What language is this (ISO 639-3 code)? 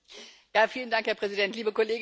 deu